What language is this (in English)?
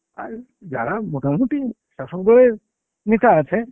Bangla